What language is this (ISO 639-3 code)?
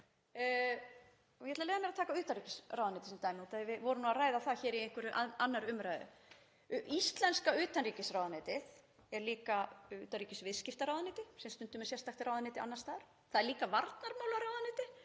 isl